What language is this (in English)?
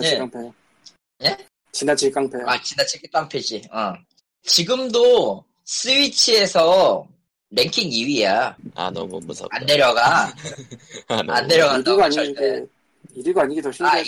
Korean